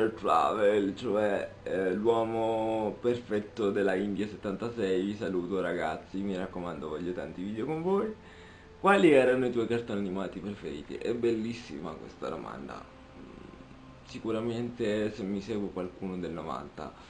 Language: Italian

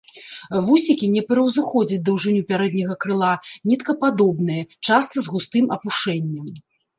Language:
Belarusian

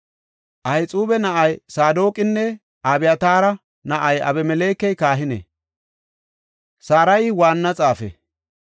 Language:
Gofa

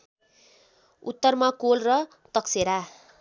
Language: Nepali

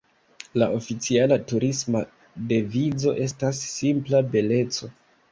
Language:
Esperanto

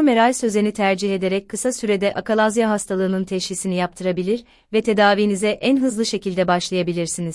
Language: Turkish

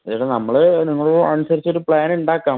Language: Malayalam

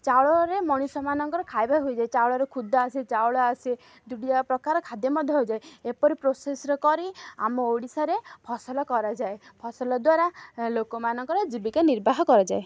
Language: Odia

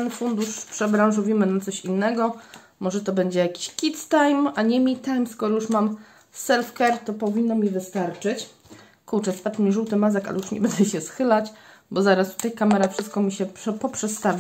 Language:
Polish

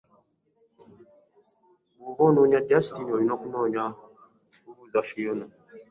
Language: Ganda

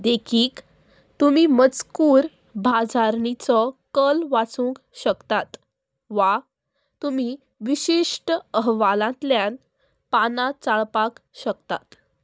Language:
Konkani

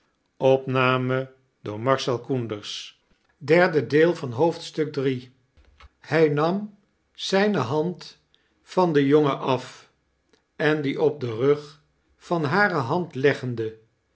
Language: Dutch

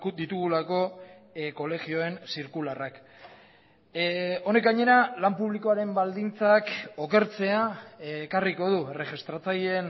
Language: Basque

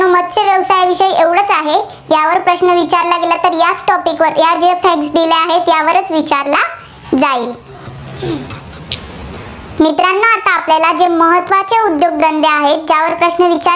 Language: Marathi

